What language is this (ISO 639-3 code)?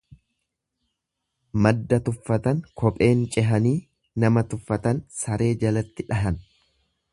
orm